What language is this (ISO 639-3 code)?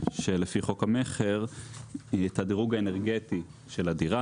heb